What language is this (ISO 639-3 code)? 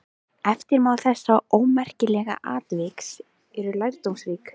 isl